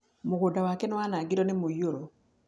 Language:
Kikuyu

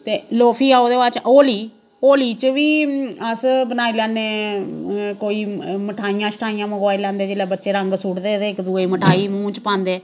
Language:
Dogri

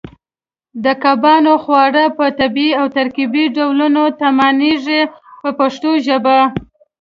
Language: Pashto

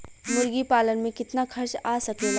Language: Bhojpuri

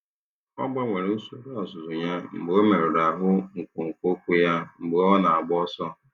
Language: Igbo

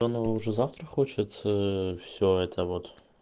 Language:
Russian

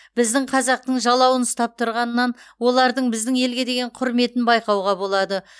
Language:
Kazakh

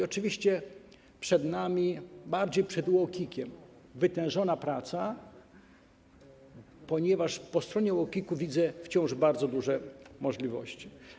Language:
Polish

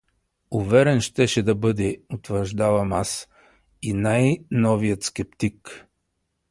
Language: Bulgarian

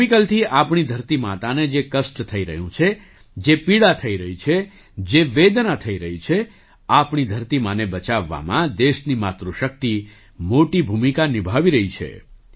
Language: Gujarati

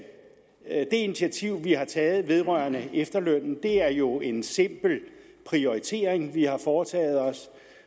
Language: Danish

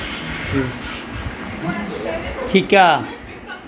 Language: Assamese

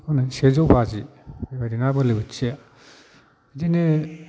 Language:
Bodo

